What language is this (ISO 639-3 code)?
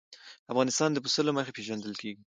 pus